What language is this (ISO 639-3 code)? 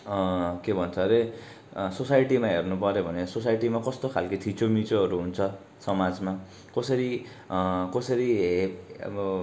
nep